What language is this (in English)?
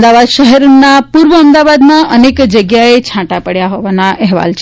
Gujarati